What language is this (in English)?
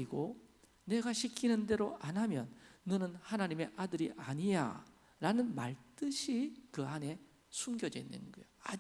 Korean